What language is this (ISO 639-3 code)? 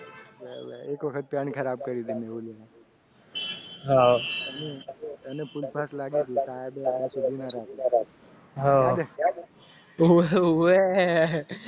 guj